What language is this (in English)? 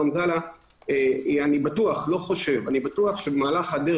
Hebrew